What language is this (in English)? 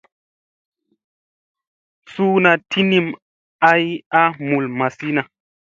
Musey